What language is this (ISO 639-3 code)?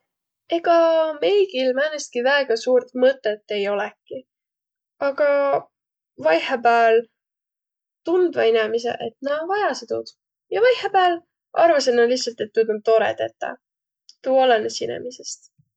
vro